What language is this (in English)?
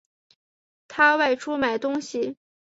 Chinese